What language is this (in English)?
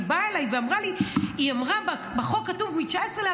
Hebrew